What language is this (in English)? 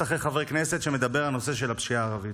Hebrew